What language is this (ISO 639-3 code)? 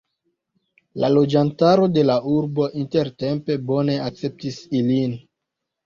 epo